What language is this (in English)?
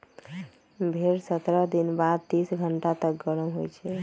Magahi